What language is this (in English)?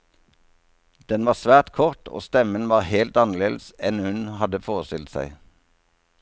Norwegian